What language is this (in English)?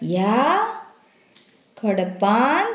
Konkani